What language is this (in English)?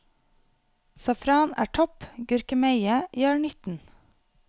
Norwegian